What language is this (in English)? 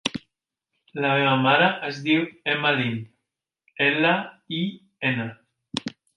Catalan